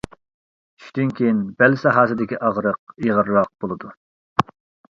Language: Uyghur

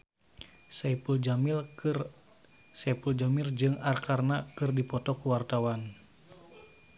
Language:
Sundanese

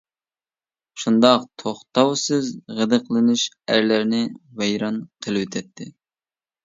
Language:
Uyghur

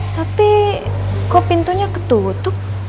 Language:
Indonesian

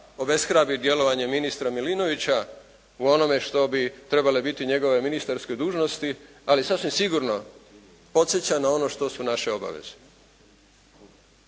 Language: Croatian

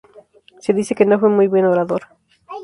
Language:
Spanish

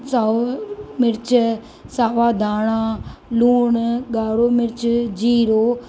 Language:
Sindhi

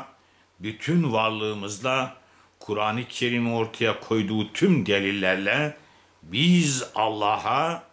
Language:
Turkish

